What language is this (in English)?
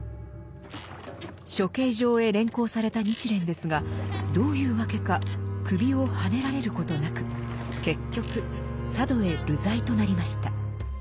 Japanese